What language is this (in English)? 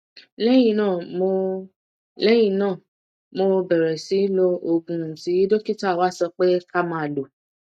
Yoruba